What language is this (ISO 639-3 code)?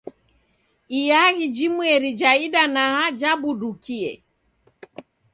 dav